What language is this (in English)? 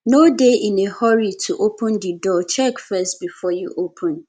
Nigerian Pidgin